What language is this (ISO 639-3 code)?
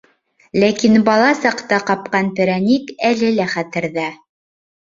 bak